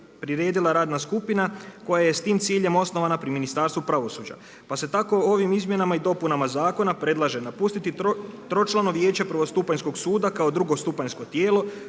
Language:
Croatian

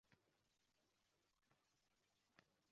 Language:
Uzbek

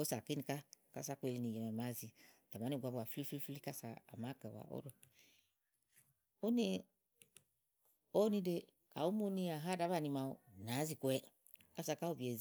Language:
Igo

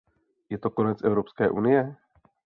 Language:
Czech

